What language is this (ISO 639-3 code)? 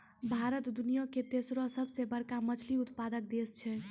mai